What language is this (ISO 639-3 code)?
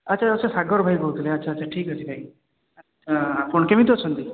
ori